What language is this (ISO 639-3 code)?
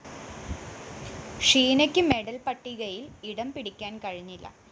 mal